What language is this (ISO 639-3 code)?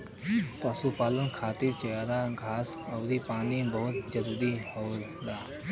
bho